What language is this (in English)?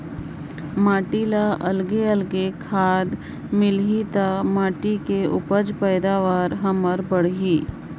Chhattisgarhi